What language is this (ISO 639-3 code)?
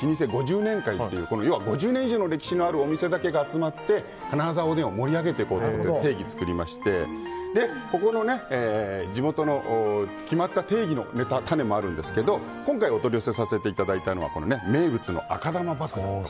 jpn